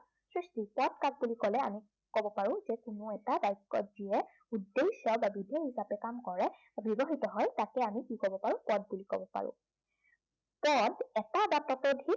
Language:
Assamese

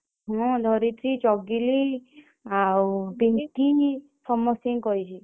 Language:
Odia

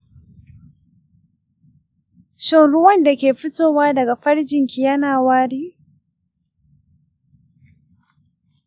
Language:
Hausa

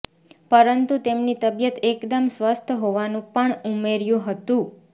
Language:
Gujarati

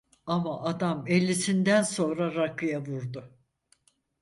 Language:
Turkish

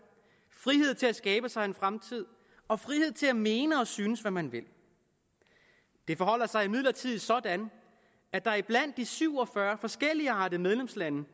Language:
Danish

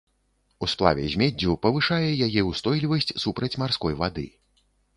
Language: Belarusian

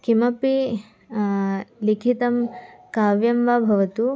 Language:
Sanskrit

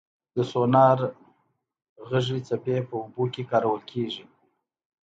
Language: Pashto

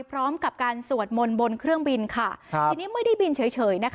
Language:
Thai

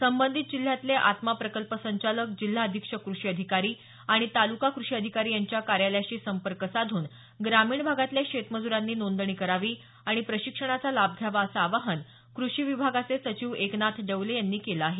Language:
Marathi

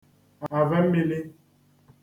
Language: Igbo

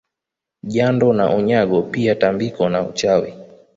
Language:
Swahili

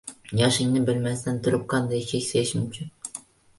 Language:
Uzbek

